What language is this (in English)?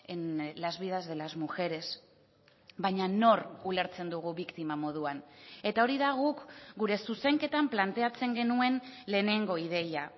Basque